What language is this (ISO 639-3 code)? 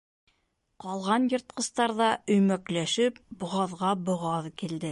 bak